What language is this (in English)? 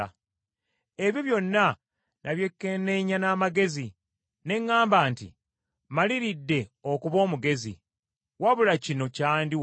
Ganda